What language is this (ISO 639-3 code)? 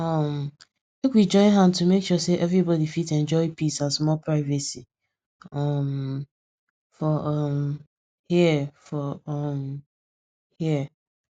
pcm